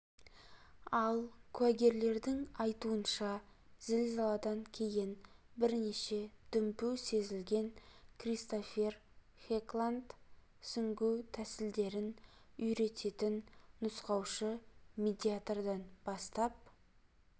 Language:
Kazakh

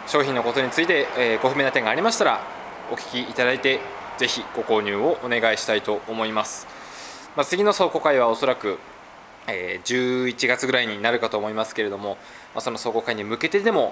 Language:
Japanese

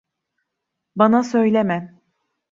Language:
Turkish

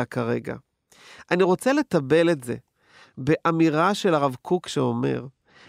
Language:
Hebrew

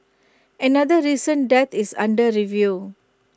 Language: English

